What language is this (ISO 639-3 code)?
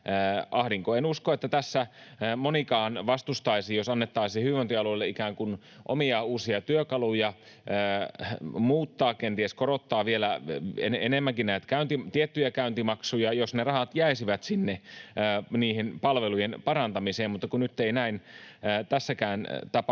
fin